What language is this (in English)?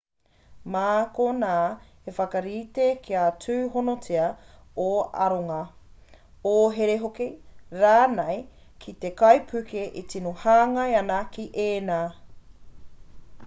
Māori